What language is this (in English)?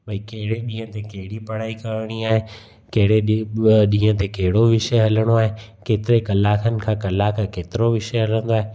Sindhi